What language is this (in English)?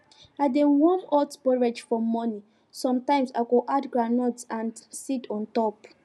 Nigerian Pidgin